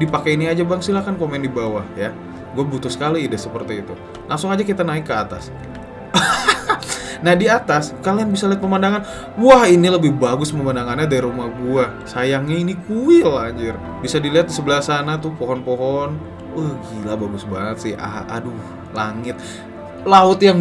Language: Indonesian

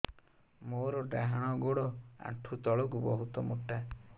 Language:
Odia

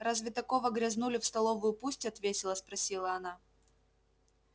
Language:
Russian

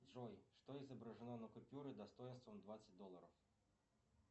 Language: Russian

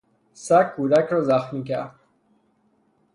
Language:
Persian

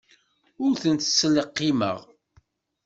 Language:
Kabyle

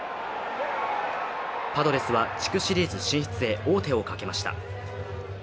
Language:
Japanese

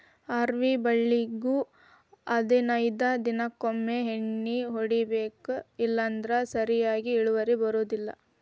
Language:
Kannada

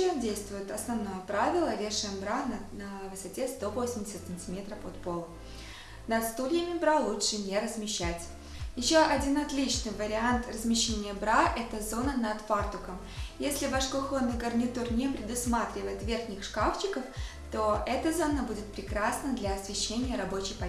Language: Russian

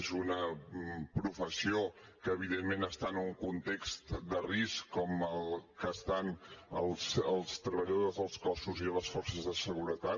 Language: Catalan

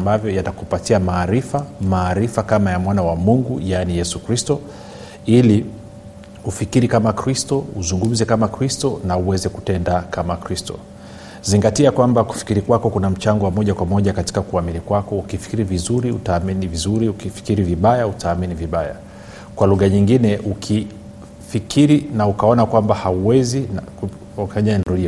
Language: Swahili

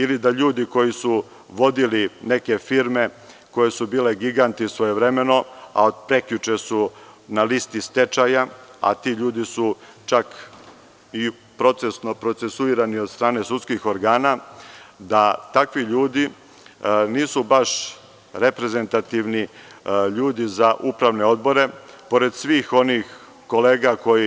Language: Serbian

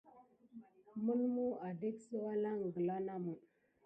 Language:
Gidar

